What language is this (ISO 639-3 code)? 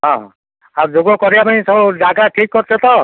ori